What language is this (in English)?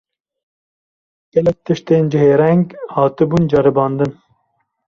Kurdish